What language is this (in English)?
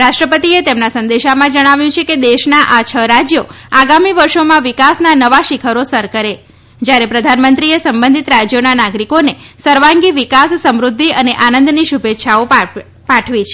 Gujarati